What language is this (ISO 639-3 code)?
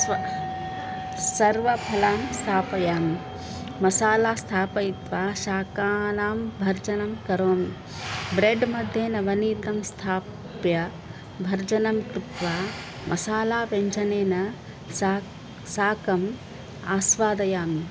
san